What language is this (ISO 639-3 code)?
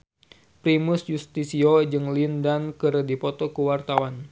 sun